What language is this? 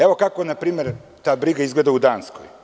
Serbian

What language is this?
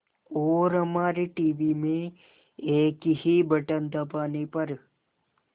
Hindi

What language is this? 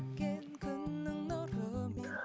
Kazakh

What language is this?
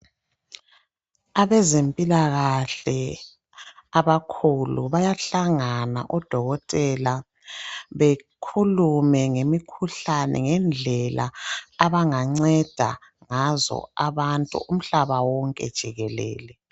North Ndebele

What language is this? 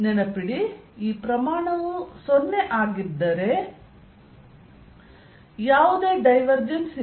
Kannada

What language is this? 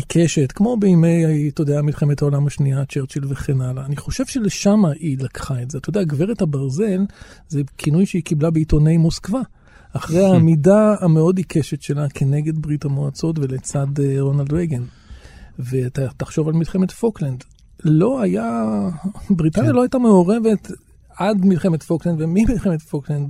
Hebrew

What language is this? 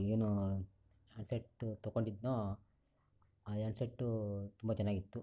Kannada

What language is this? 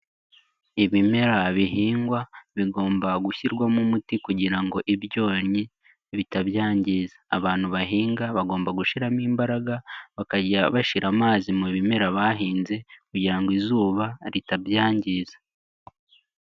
Kinyarwanda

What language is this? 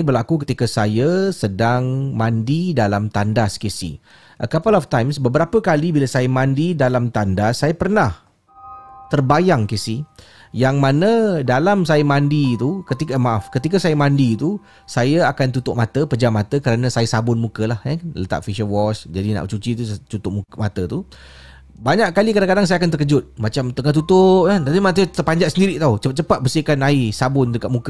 Malay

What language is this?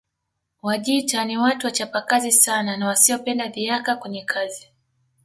Swahili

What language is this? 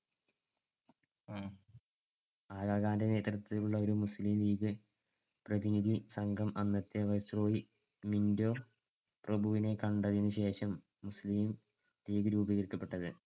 Malayalam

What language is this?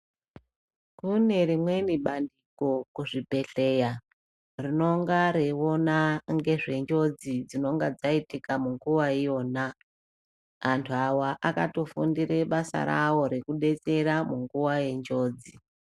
Ndau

